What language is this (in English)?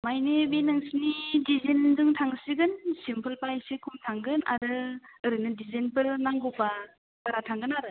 Bodo